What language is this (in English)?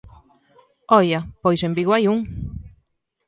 Galician